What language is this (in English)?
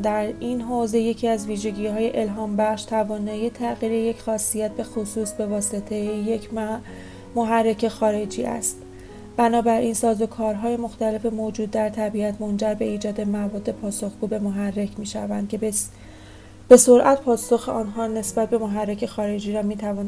Persian